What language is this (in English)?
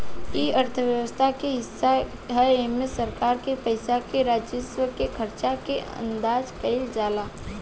Bhojpuri